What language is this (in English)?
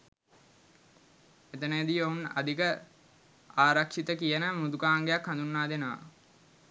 Sinhala